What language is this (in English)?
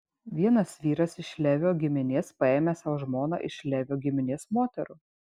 Lithuanian